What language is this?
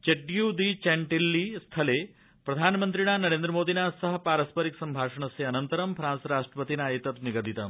Sanskrit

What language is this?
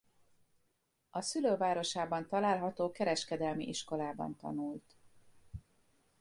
Hungarian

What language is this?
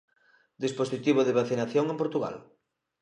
Galician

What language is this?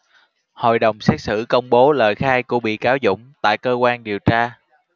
Vietnamese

